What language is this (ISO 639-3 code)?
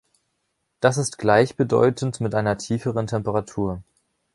deu